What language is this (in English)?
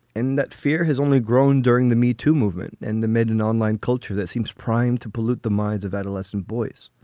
English